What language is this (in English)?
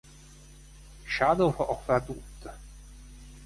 Italian